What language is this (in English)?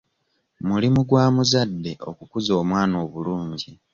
Ganda